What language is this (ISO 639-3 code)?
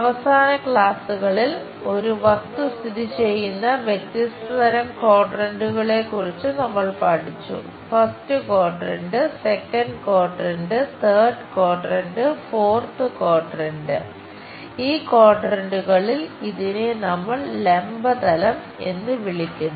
mal